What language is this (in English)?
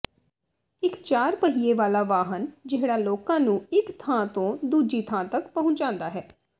Punjabi